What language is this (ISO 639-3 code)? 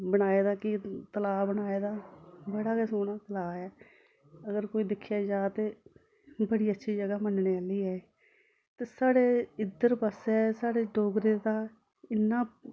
doi